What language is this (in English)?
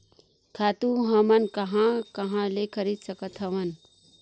Chhattisgarhi